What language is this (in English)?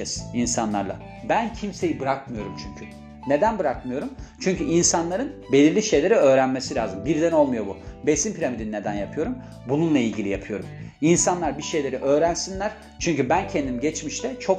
Turkish